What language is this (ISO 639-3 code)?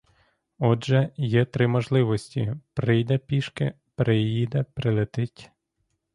ukr